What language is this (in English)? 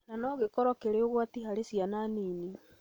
Kikuyu